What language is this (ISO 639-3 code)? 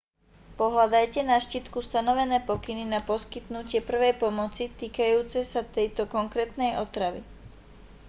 slk